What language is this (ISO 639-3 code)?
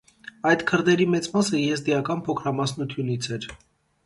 hye